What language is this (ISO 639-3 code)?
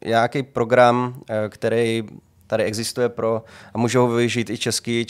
ces